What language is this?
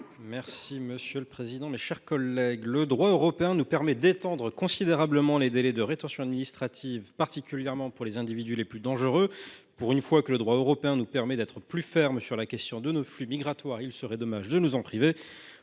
French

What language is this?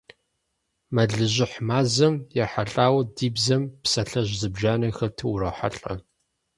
Kabardian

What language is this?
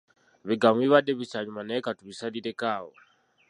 Ganda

